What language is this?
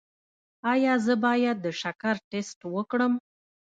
Pashto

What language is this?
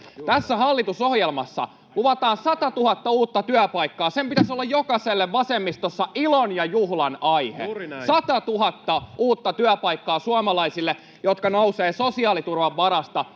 Finnish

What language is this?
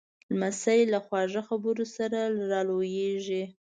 Pashto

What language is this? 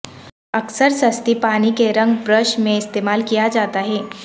Urdu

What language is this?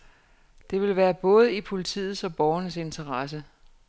Danish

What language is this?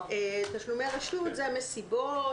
Hebrew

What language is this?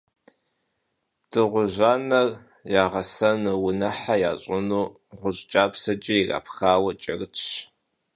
Kabardian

